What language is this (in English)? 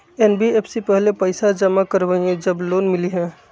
Magahi